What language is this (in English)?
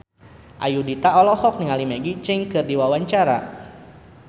Sundanese